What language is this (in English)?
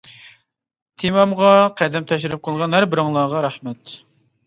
Uyghur